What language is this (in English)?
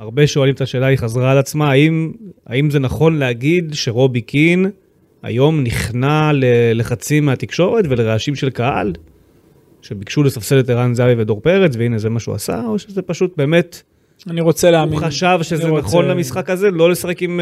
Hebrew